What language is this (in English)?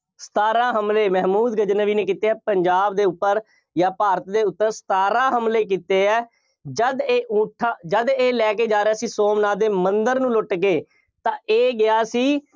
Punjabi